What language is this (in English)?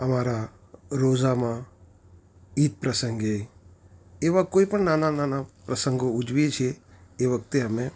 Gujarati